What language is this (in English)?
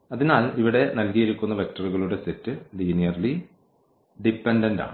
Malayalam